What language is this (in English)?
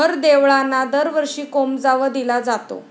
Marathi